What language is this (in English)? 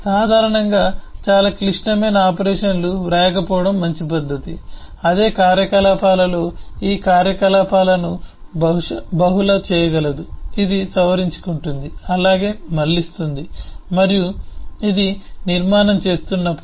Telugu